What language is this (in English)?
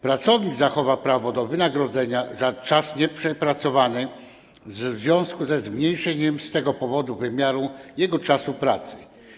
Polish